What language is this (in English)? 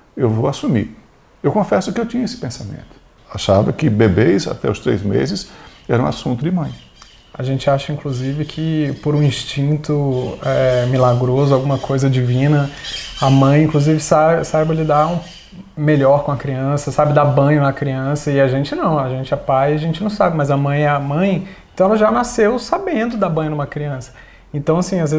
Portuguese